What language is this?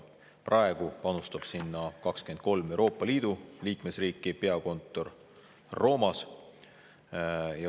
Estonian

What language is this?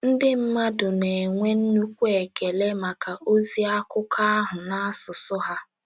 Igbo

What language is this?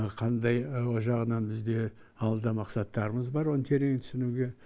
Kazakh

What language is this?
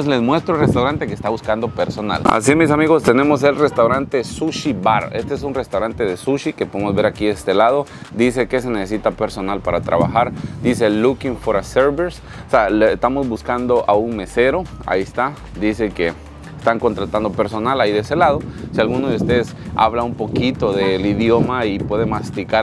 Spanish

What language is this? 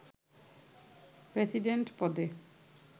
Bangla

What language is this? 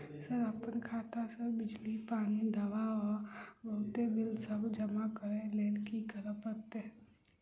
Maithili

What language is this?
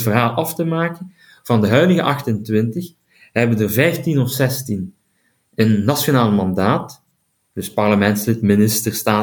Dutch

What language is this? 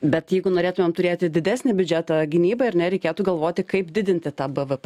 Lithuanian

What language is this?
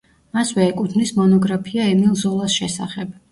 Georgian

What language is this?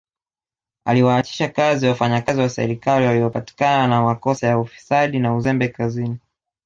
Swahili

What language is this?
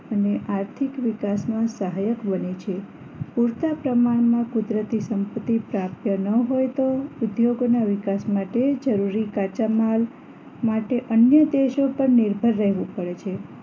Gujarati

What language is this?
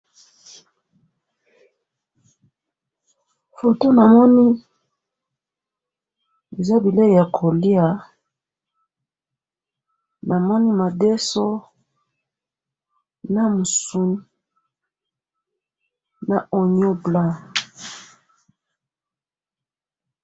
Lingala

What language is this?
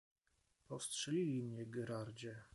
Polish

